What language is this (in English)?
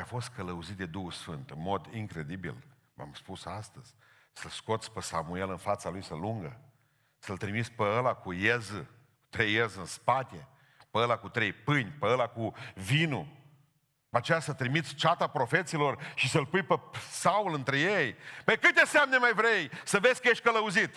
Romanian